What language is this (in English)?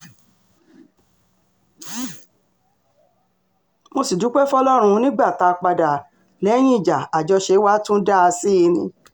Yoruba